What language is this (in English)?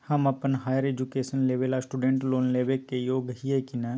Magahi